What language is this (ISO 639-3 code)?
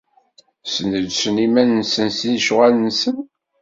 kab